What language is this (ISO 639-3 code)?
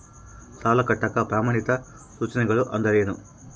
kan